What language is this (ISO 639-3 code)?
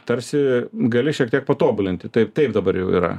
lit